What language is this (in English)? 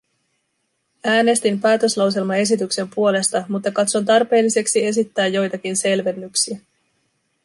Finnish